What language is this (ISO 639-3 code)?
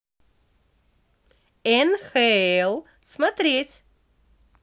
rus